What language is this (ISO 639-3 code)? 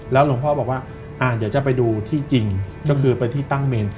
tha